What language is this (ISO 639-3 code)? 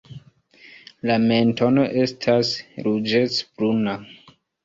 epo